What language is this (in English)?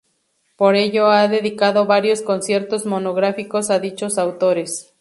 Spanish